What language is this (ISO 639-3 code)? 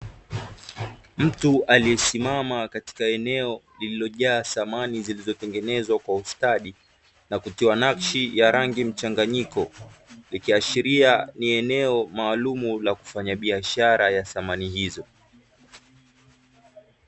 swa